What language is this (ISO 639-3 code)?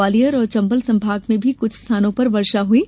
hin